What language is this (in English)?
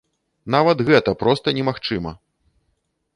Belarusian